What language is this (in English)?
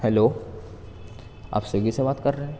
Urdu